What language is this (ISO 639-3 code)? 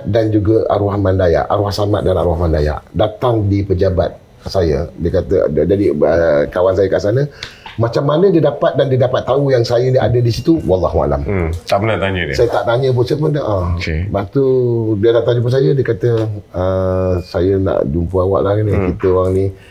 msa